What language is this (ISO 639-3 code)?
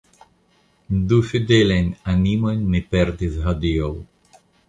epo